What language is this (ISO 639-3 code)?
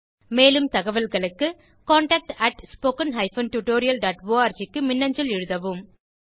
tam